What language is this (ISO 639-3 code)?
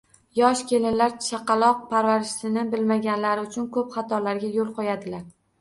uzb